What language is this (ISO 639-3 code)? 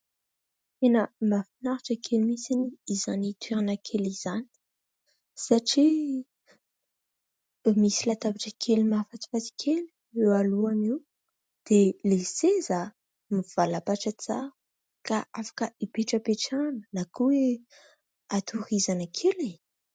mlg